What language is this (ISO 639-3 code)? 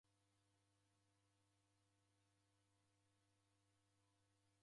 dav